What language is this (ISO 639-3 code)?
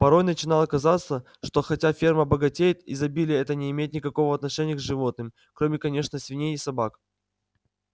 rus